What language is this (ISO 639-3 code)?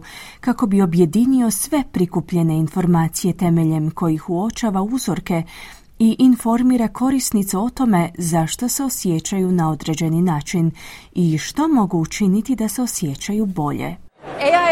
hrv